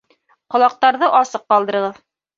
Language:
Bashkir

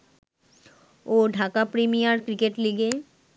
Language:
Bangla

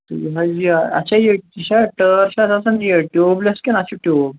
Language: Kashmiri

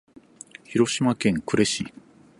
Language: Japanese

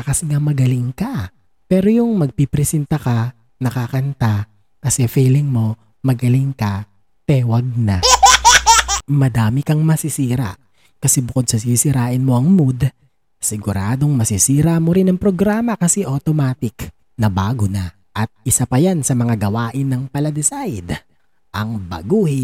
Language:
Filipino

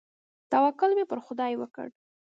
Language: Pashto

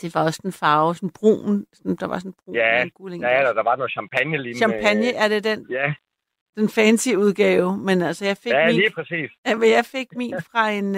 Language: Danish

